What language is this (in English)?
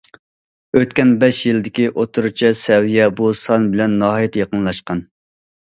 Uyghur